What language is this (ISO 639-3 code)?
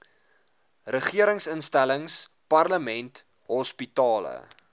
afr